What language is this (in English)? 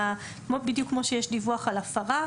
Hebrew